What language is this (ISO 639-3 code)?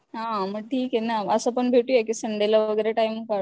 mar